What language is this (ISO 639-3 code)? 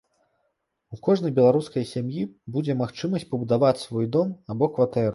bel